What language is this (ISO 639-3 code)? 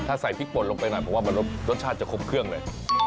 tha